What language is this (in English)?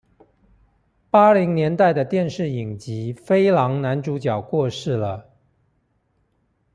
Chinese